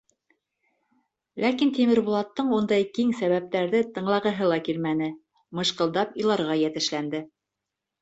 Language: Bashkir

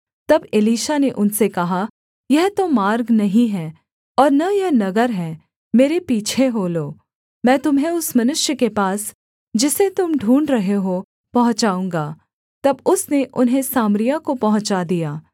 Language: Hindi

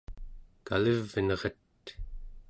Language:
Central Yupik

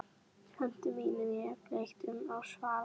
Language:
Icelandic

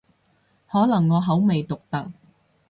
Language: Cantonese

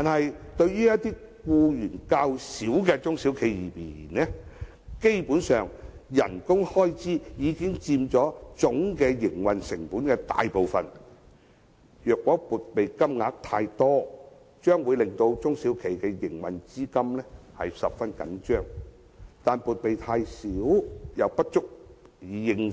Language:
Cantonese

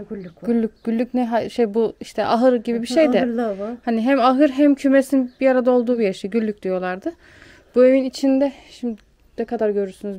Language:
Turkish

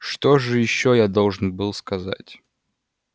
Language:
Russian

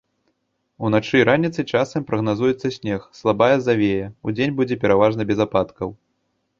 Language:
Belarusian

